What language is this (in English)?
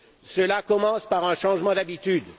French